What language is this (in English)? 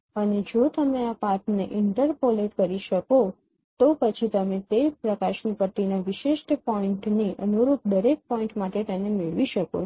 Gujarati